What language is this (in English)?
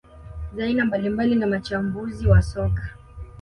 Swahili